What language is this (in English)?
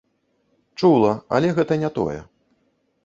Belarusian